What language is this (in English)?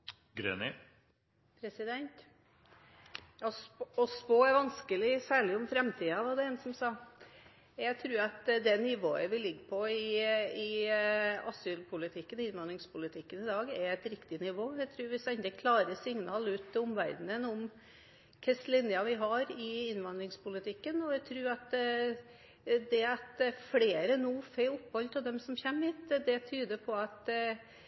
Norwegian